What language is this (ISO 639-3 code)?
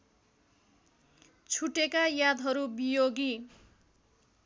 nep